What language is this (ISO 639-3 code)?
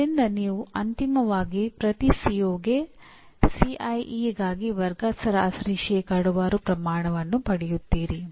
kan